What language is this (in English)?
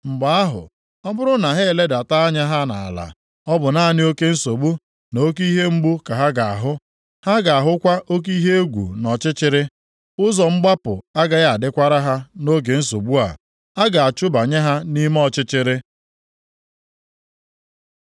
Igbo